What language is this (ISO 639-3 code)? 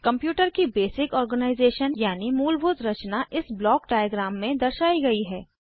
hin